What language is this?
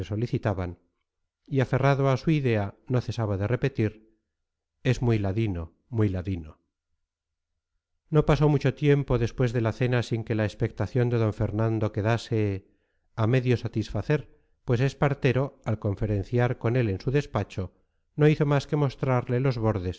Spanish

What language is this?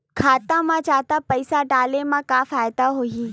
Chhattisgarhi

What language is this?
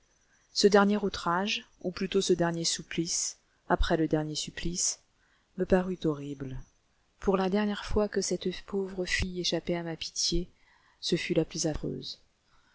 French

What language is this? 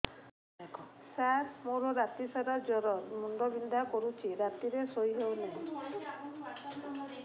Odia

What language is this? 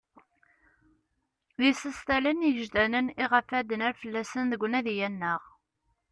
Kabyle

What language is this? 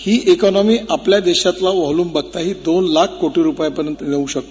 Marathi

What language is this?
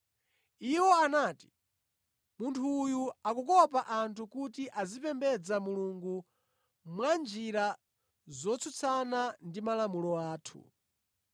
Nyanja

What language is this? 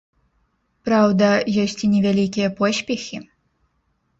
Belarusian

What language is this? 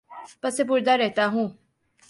Urdu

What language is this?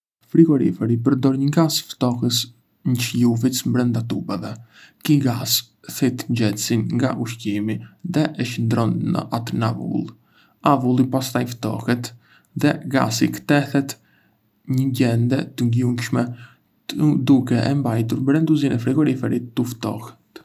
Arbëreshë Albanian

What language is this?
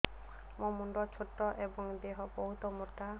Odia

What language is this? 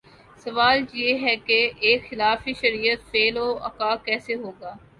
Urdu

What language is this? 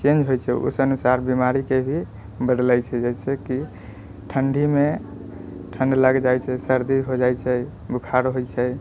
Maithili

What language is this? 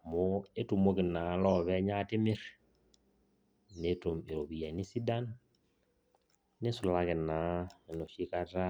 Masai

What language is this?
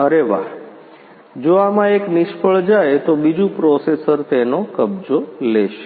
Gujarati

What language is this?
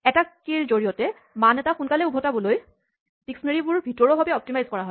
Assamese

